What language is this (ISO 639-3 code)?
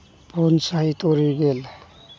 sat